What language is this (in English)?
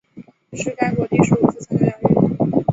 Chinese